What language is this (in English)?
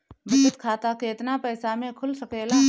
Bhojpuri